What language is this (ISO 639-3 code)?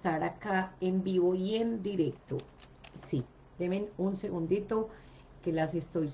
spa